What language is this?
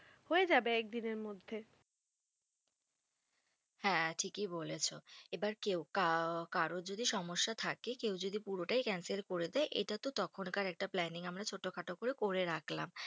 Bangla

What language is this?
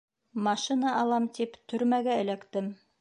Bashkir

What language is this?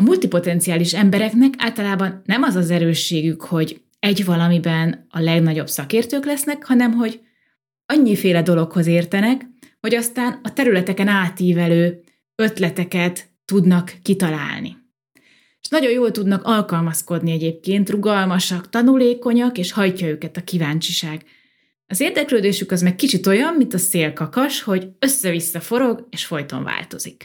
Hungarian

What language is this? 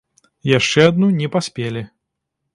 Belarusian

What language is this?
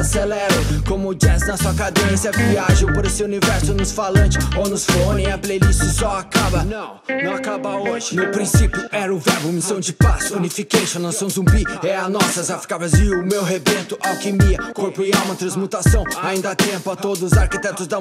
Portuguese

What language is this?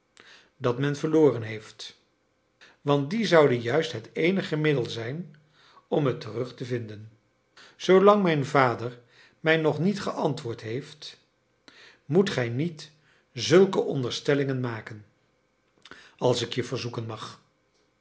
Dutch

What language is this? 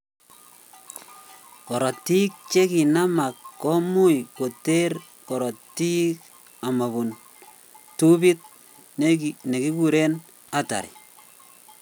Kalenjin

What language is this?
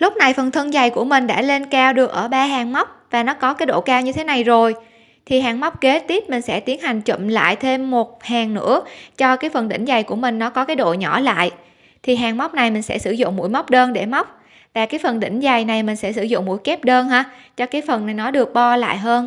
Vietnamese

